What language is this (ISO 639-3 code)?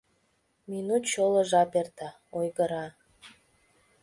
chm